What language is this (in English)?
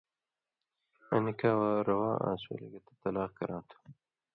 Indus Kohistani